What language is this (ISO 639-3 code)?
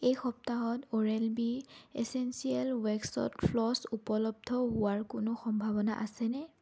asm